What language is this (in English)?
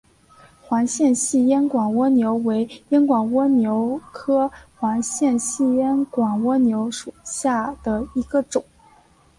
Chinese